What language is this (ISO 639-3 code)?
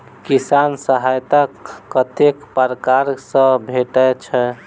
mai